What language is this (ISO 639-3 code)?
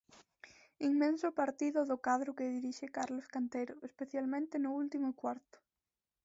glg